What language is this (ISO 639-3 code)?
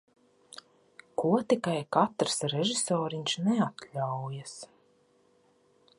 lav